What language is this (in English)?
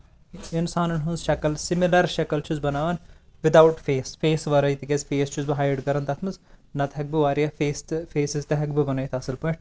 Kashmiri